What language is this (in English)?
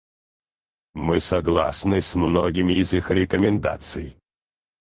Russian